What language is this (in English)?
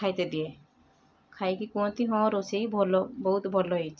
Odia